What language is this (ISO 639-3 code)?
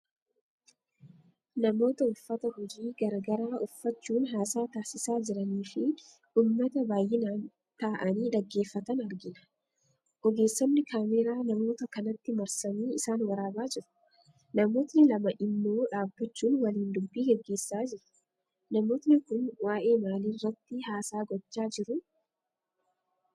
orm